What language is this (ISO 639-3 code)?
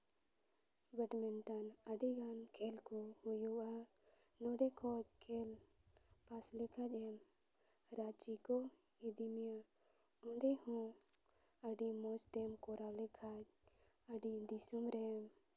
sat